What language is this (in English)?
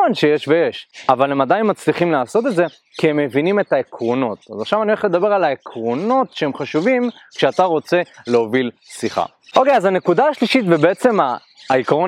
Hebrew